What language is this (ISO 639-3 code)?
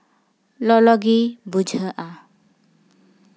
sat